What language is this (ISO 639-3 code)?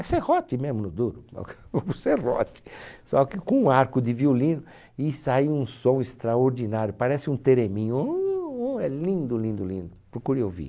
por